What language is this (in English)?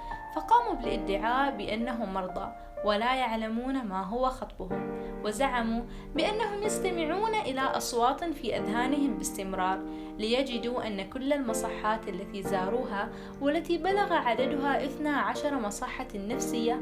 Arabic